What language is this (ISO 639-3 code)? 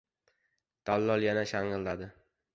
uzb